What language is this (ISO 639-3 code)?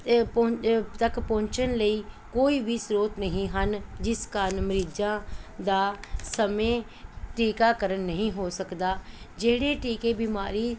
pan